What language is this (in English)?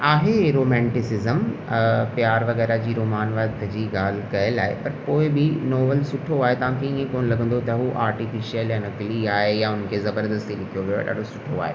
Sindhi